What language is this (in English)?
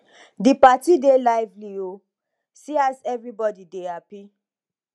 Nigerian Pidgin